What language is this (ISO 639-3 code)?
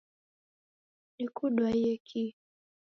dav